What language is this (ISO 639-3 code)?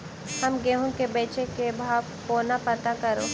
mai